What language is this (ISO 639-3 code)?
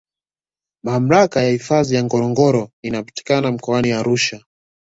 swa